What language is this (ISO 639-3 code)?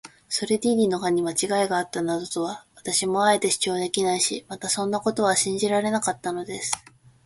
jpn